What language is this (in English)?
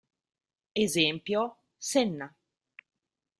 Italian